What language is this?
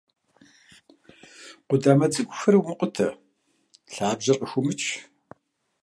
Kabardian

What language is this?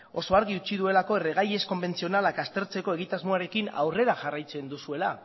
Basque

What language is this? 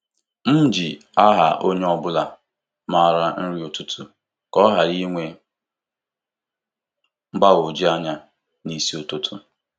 Igbo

